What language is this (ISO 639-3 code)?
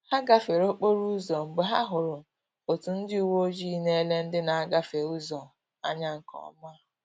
ibo